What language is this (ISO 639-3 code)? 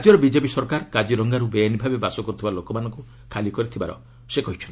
ori